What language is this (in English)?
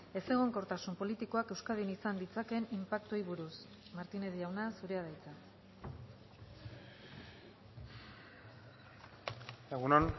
Basque